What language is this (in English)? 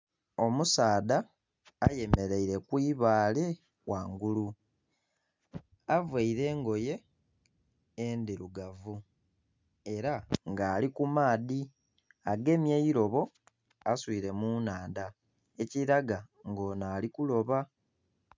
Soga